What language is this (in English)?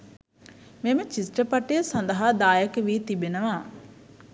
Sinhala